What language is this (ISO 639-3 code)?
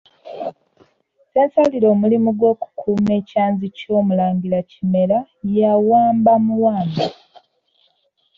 lug